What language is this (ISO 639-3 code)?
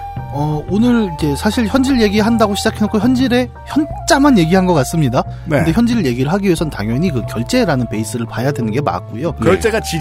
kor